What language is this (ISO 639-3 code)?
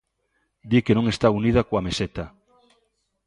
glg